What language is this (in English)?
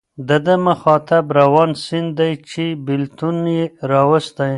Pashto